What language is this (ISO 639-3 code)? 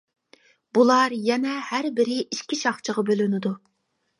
uig